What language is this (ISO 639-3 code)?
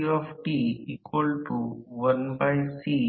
mar